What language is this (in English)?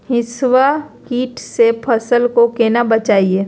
Magahi